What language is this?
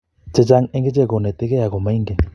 Kalenjin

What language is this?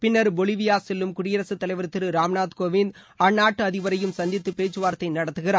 Tamil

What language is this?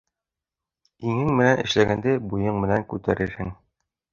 Bashkir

